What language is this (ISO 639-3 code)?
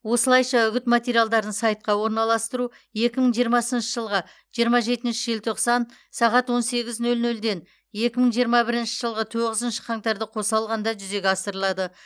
kaz